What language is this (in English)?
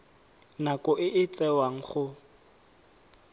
Tswana